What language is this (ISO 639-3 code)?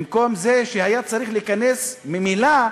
heb